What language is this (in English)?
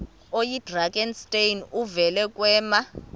Xhosa